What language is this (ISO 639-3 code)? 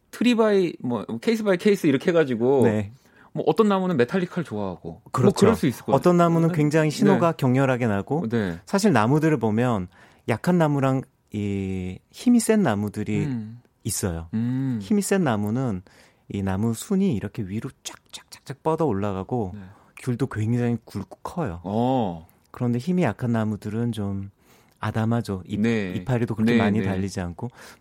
kor